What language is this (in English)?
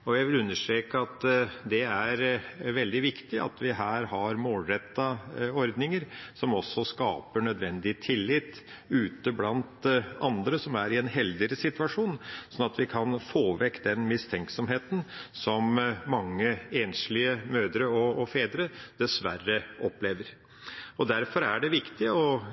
Norwegian Bokmål